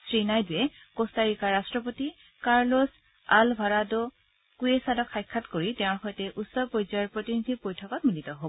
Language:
Assamese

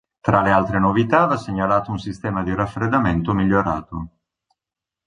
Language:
Italian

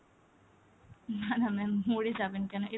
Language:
Bangla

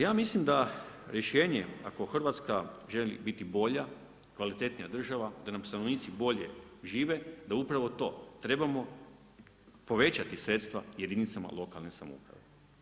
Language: Croatian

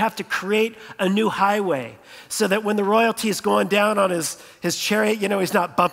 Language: English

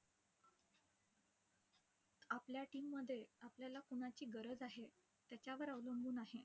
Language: Marathi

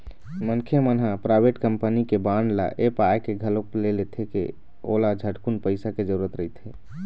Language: Chhattisgarhi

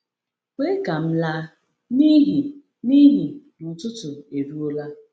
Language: Igbo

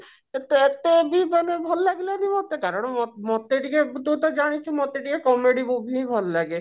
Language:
Odia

